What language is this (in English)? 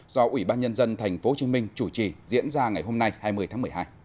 Vietnamese